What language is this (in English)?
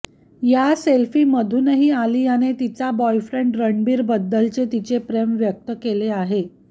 Marathi